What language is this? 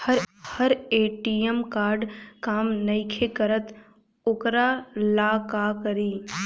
Bhojpuri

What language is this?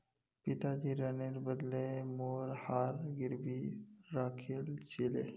Magahi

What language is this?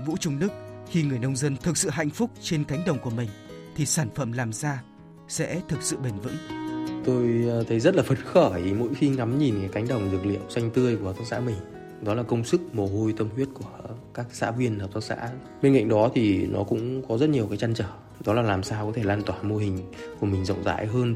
Vietnamese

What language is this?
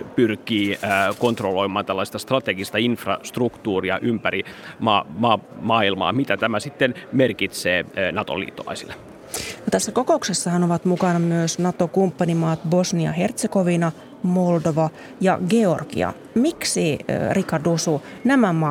Finnish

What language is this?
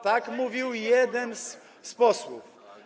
Polish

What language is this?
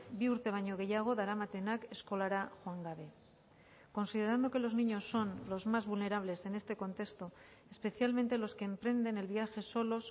Spanish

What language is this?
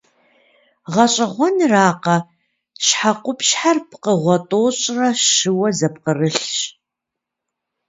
Kabardian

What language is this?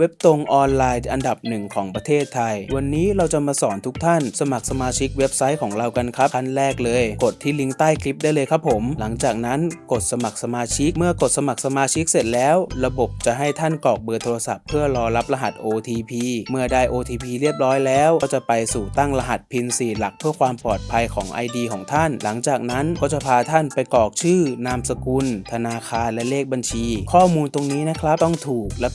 Thai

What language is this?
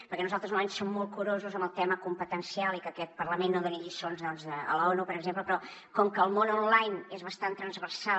Catalan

